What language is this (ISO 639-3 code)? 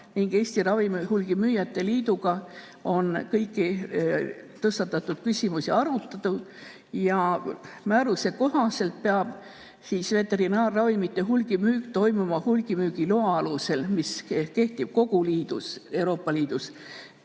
est